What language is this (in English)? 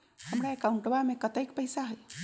Magahi